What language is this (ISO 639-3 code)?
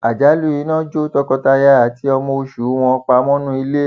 yor